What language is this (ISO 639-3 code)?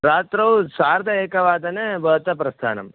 san